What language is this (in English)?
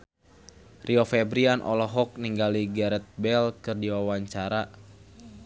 Sundanese